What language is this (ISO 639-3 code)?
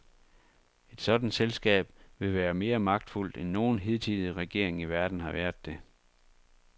dan